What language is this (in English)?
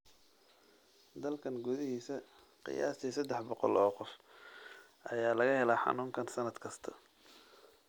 Somali